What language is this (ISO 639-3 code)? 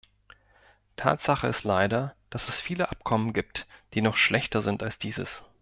deu